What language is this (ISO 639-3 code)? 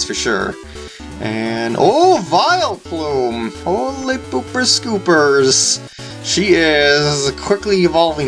eng